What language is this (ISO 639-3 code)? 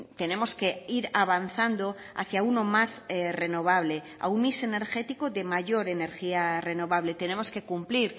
spa